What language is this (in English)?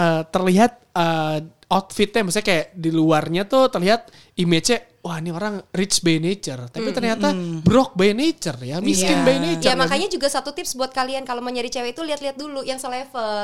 Indonesian